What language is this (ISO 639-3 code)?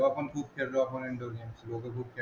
mar